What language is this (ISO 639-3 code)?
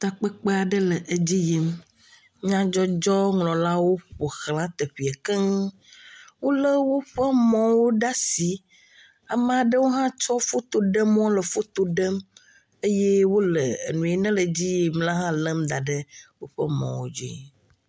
ewe